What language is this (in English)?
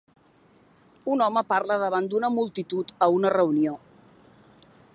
Catalan